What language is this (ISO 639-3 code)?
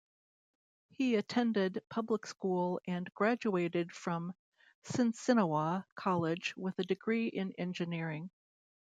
eng